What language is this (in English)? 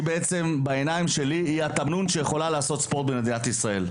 Hebrew